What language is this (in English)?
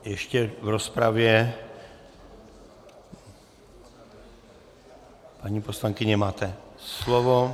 Czech